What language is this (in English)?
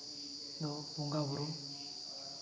Santali